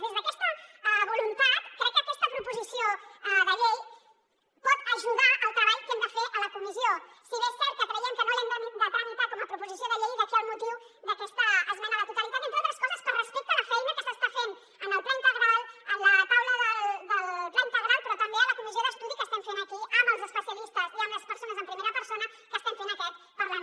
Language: Catalan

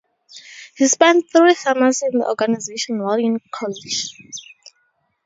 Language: English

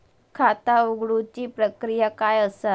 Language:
Marathi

